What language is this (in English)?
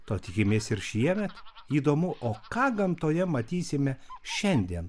Lithuanian